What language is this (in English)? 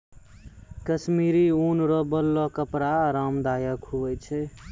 Maithili